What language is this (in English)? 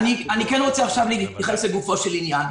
Hebrew